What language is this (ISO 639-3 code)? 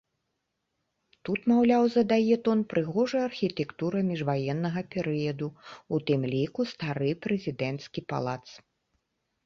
bel